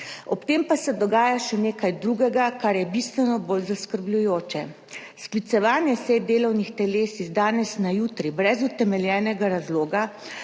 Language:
Slovenian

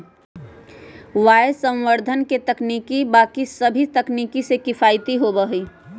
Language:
Magahi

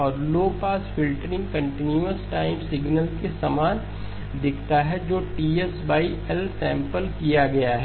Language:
Hindi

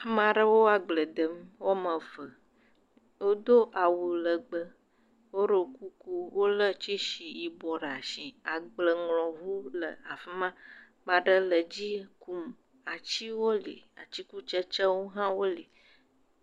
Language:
Ewe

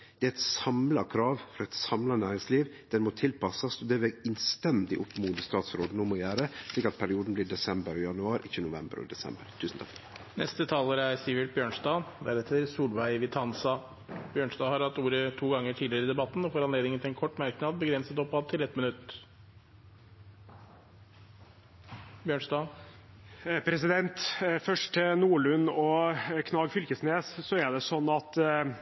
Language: Norwegian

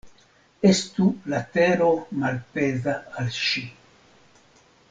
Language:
Esperanto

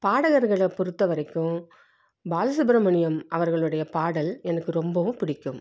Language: Tamil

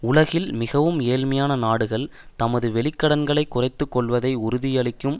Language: Tamil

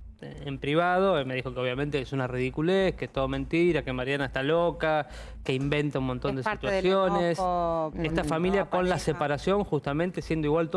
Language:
Spanish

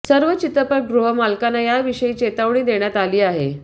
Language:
Marathi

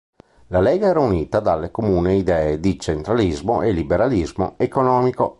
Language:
Italian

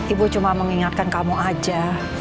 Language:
Indonesian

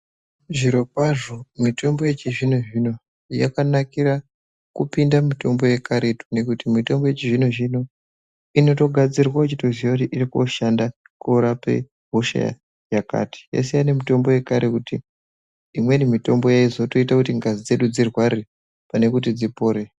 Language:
Ndau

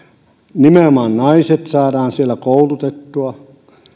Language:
Finnish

